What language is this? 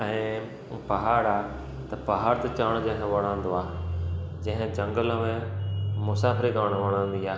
Sindhi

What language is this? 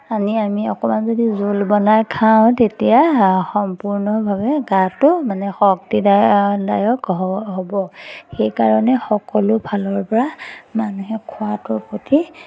Assamese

